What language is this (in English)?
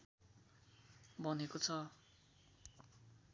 Nepali